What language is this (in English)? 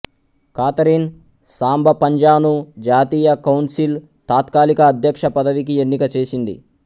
Telugu